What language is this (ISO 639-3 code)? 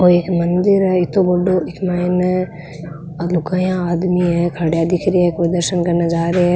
raj